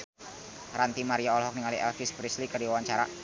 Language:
Sundanese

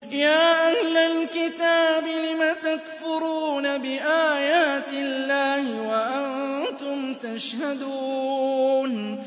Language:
Arabic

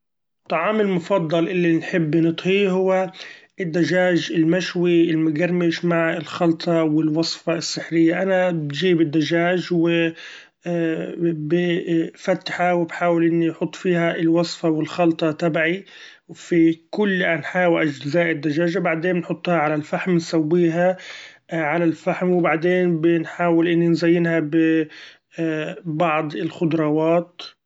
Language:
Gulf Arabic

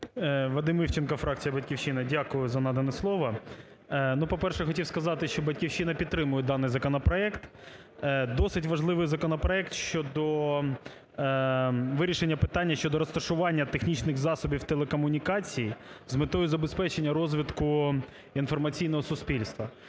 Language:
Ukrainian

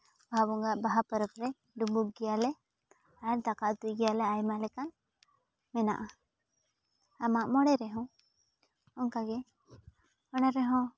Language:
Santali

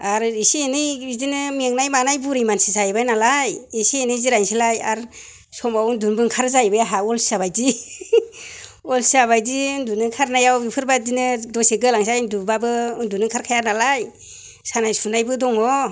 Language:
Bodo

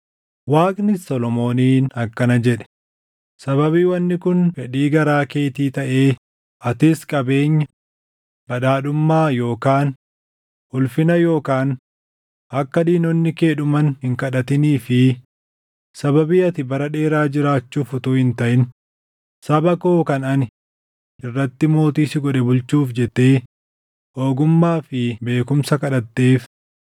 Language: Oromo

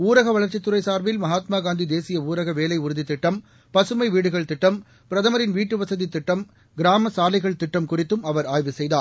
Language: Tamil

